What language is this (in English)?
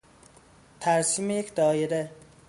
Persian